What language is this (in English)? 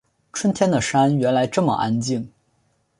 Chinese